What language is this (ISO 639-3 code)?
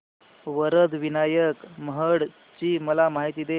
mar